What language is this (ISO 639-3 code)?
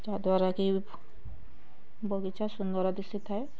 ori